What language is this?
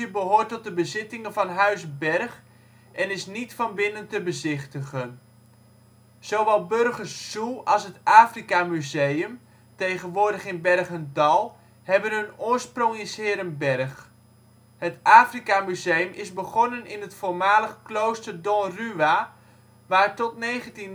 Dutch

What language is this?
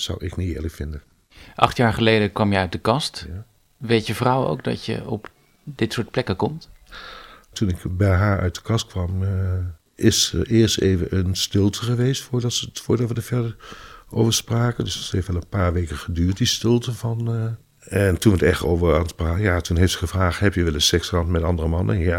Dutch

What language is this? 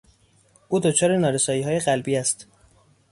Persian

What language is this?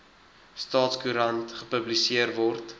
Afrikaans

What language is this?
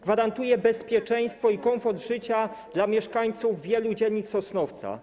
Polish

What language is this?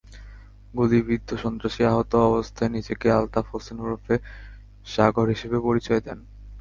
Bangla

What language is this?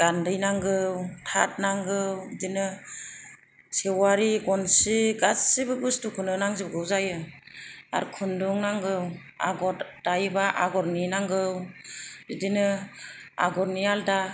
Bodo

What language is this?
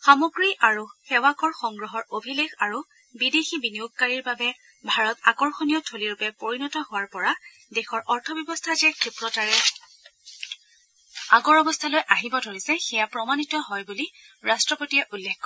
Assamese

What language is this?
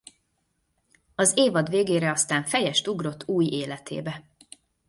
Hungarian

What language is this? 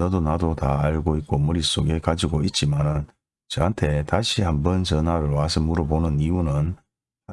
Korean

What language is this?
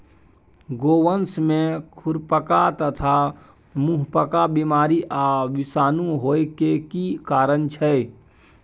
Maithili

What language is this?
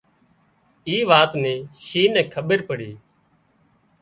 Wadiyara Koli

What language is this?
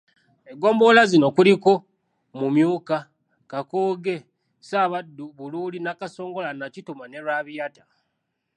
Ganda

